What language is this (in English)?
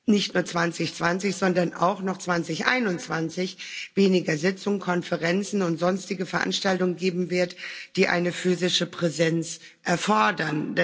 German